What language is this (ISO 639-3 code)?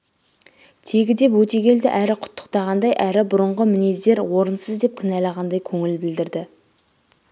kaz